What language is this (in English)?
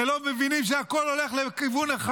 Hebrew